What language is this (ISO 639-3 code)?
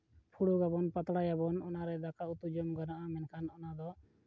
sat